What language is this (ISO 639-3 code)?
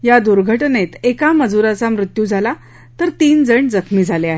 mar